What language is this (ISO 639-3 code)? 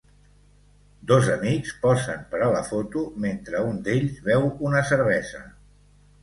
cat